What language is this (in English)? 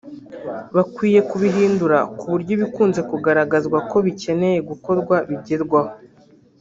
Kinyarwanda